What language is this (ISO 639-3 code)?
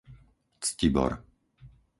slk